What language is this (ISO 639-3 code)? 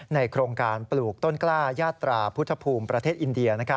tha